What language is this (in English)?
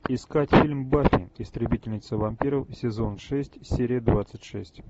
Russian